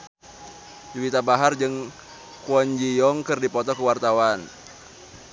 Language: Sundanese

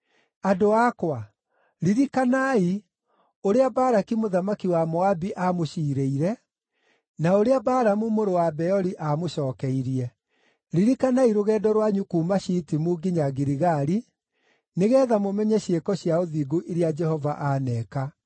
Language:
Kikuyu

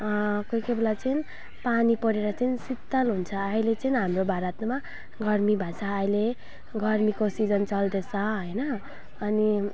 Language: Nepali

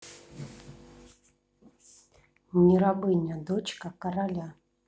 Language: Russian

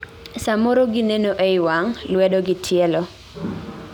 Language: Luo (Kenya and Tanzania)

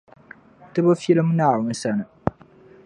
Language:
Dagbani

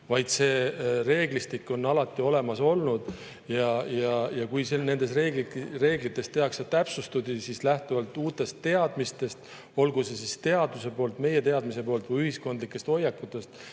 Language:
Estonian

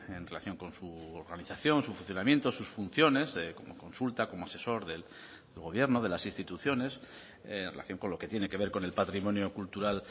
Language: Spanish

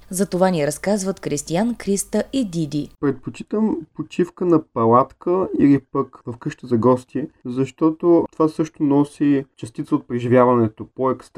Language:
Bulgarian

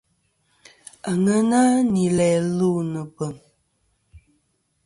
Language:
Kom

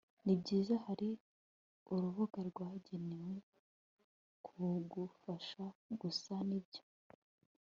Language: Kinyarwanda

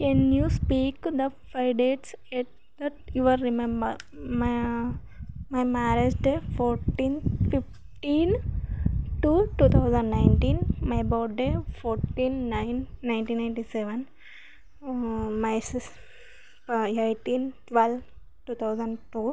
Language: Telugu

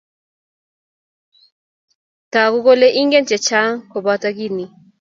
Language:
Kalenjin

